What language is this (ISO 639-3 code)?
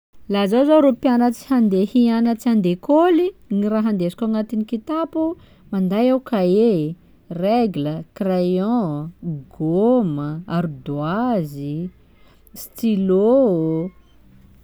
skg